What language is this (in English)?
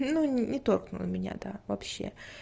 Russian